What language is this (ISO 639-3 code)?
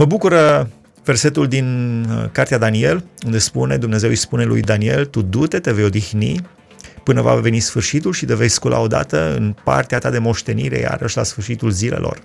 ron